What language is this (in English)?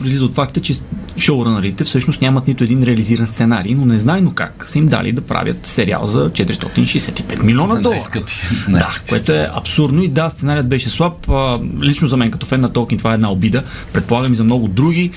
Bulgarian